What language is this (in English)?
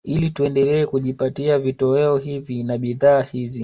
Swahili